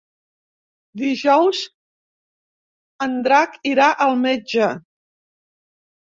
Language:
Catalan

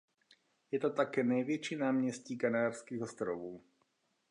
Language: Czech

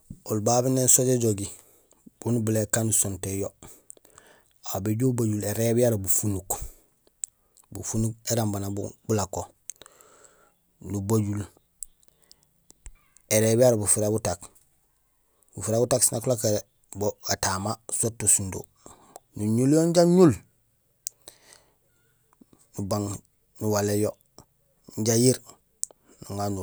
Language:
Gusilay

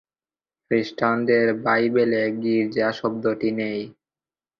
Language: Bangla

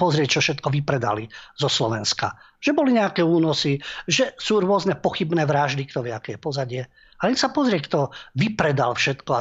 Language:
Slovak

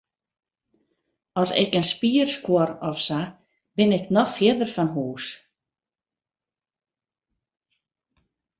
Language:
Western Frisian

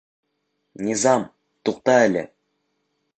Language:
Bashkir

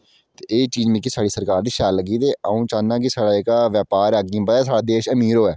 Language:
Dogri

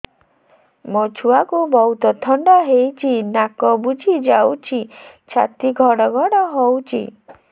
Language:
Odia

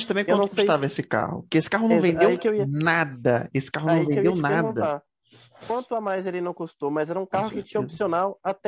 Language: Portuguese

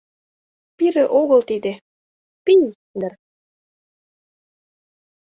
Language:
Mari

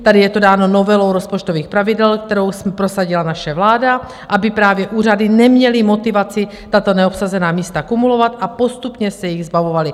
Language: Czech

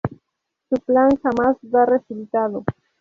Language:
Spanish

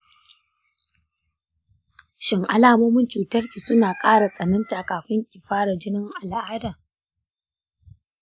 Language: Hausa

